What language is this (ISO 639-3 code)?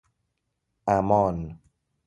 fas